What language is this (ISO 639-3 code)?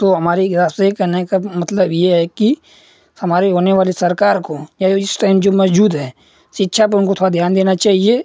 hin